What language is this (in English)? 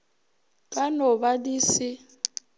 Northern Sotho